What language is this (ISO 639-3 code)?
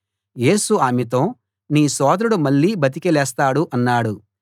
tel